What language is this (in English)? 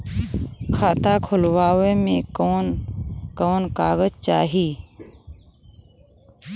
Bhojpuri